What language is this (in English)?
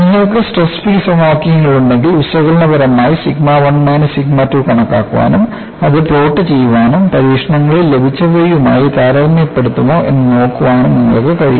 Malayalam